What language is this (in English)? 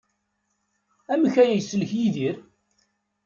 Kabyle